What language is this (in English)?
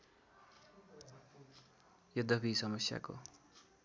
Nepali